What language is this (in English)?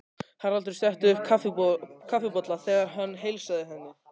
Icelandic